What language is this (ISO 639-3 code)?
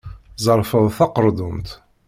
kab